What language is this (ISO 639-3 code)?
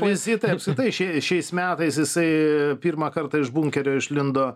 lit